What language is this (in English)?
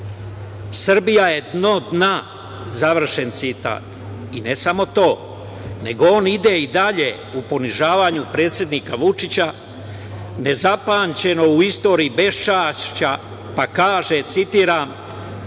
Serbian